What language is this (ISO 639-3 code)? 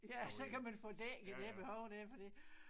dan